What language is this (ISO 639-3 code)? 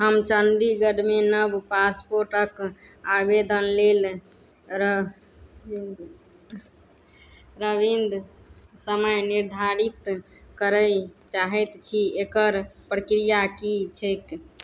mai